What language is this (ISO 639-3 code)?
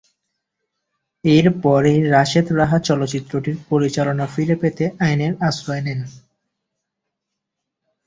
ben